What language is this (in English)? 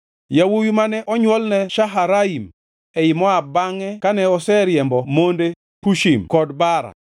Luo (Kenya and Tanzania)